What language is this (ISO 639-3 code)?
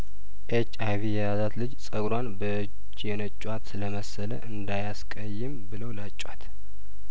amh